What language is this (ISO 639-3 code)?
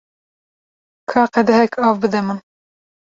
kur